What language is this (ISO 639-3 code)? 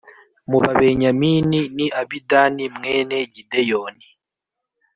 kin